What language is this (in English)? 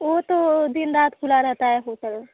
Hindi